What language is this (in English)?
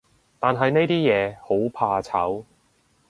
Cantonese